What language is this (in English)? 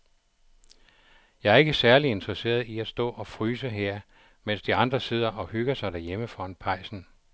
Danish